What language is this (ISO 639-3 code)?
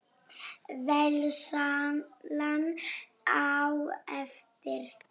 isl